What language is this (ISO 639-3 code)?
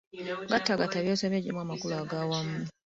lug